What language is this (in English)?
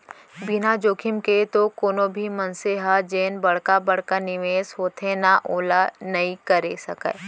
Chhattisgarhi